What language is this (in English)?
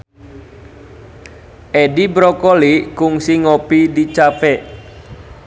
Sundanese